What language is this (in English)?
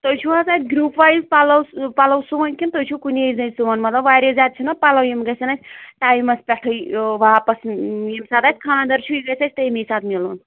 Kashmiri